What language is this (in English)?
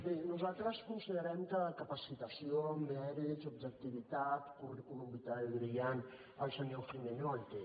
Catalan